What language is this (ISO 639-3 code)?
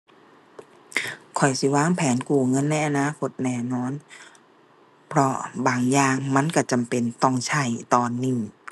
tha